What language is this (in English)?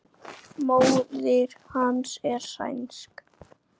Icelandic